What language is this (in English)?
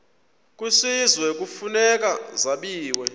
Xhosa